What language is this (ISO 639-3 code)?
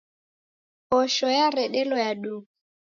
dav